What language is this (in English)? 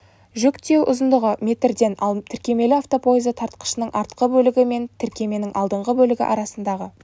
Kazakh